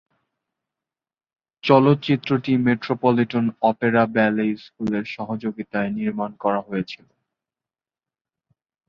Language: Bangla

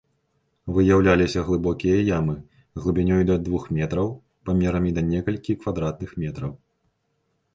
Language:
Belarusian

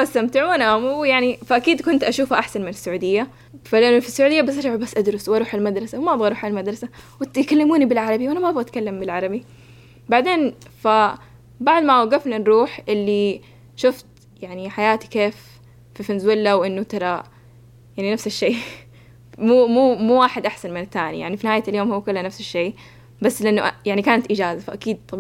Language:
Arabic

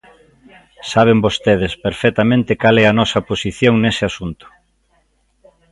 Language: Galician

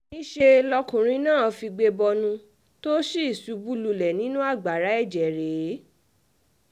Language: Yoruba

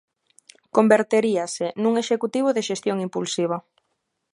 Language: Galician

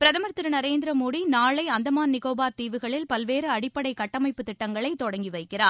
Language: Tamil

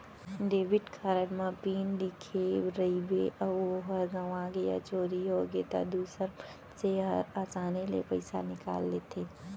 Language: Chhattisgarhi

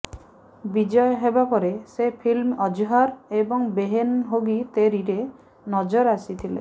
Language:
Odia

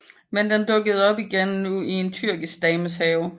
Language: Danish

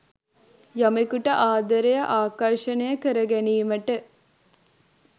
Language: Sinhala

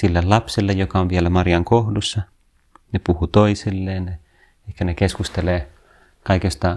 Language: Finnish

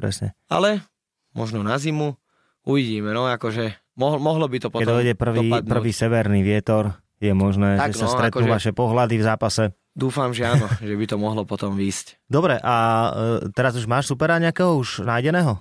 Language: Slovak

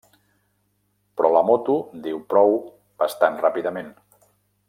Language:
Catalan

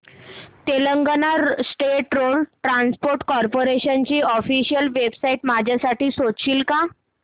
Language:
Marathi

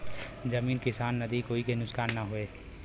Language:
Bhojpuri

